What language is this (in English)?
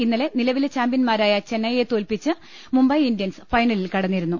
Malayalam